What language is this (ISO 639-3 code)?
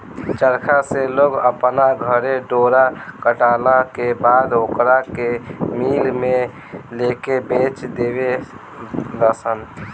bho